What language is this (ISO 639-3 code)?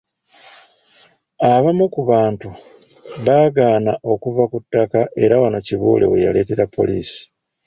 lug